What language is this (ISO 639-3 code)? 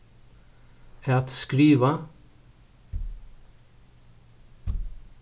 fao